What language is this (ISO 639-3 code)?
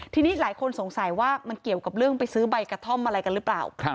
tha